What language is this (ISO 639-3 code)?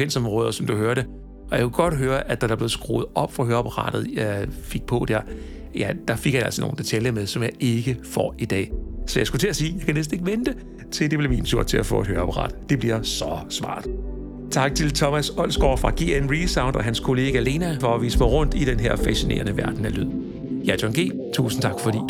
dan